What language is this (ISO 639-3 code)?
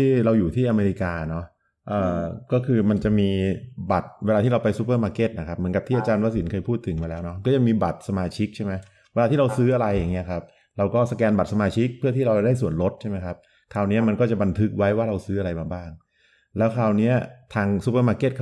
tha